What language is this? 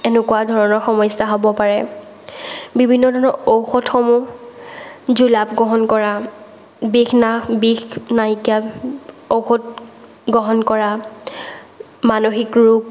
Assamese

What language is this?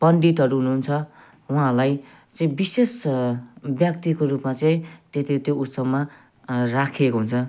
Nepali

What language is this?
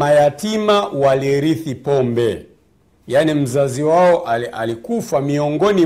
Swahili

